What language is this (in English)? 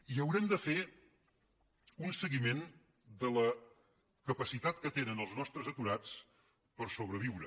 Catalan